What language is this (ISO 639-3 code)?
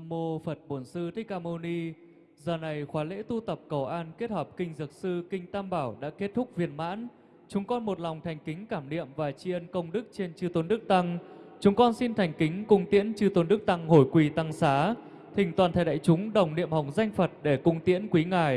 vie